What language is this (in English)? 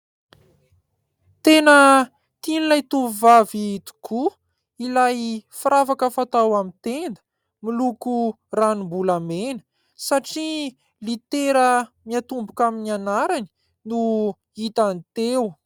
Malagasy